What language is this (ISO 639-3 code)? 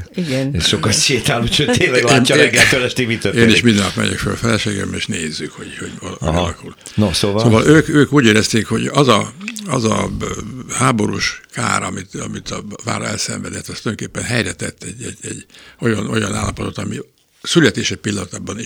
hun